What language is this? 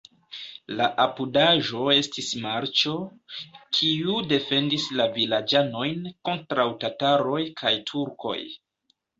Esperanto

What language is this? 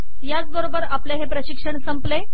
Marathi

